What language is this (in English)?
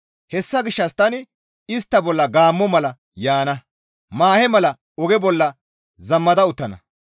Gamo